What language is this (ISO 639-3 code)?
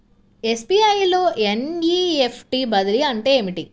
tel